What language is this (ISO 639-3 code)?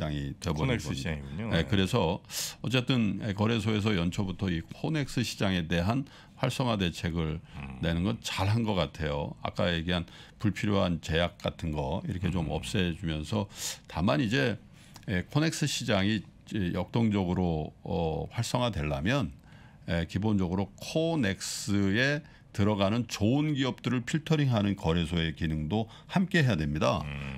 kor